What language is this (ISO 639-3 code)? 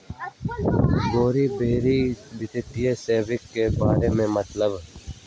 mag